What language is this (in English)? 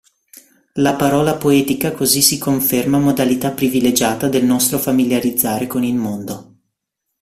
Italian